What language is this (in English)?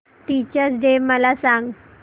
Marathi